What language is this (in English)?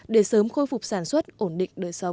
Vietnamese